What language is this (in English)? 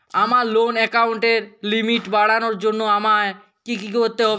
Bangla